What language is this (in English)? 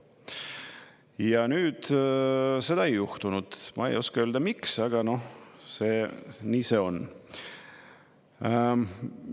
Estonian